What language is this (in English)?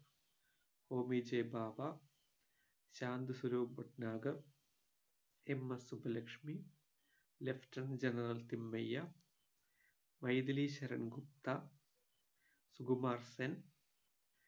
Malayalam